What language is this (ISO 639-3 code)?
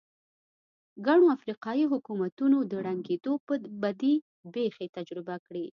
pus